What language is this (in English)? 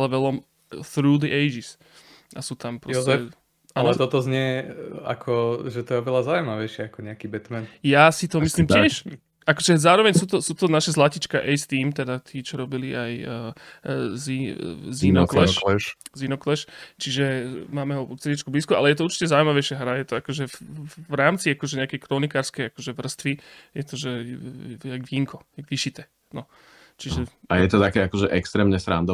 Slovak